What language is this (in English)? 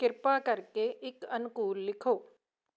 Punjabi